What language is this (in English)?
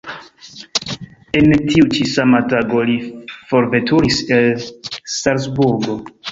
Esperanto